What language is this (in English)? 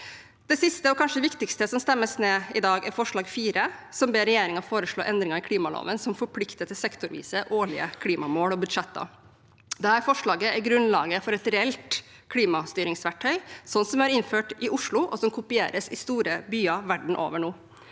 Norwegian